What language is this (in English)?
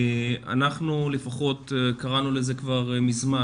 Hebrew